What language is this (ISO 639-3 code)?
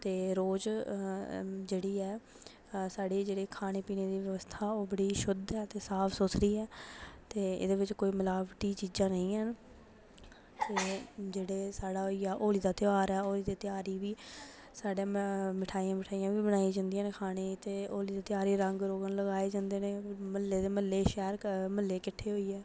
doi